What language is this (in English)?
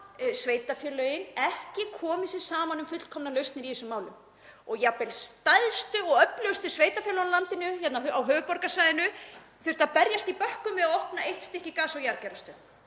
Icelandic